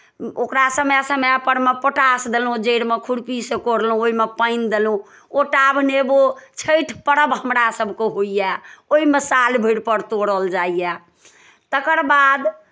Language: Maithili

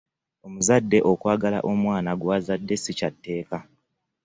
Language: Ganda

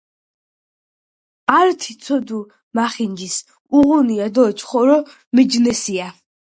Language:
Georgian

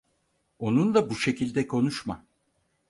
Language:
Turkish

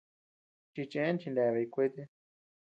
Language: Tepeuxila Cuicatec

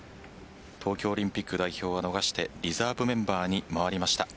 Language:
Japanese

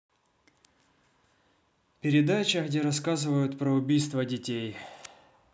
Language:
Russian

